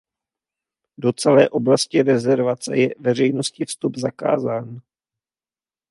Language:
Czech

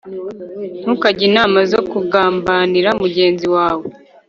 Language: Kinyarwanda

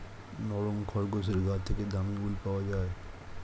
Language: Bangla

